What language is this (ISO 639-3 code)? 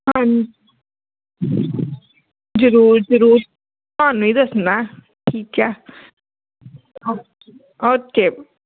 pan